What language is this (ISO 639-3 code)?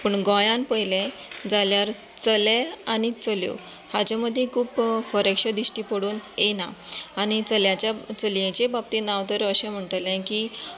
kok